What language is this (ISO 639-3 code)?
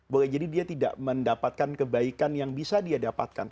ind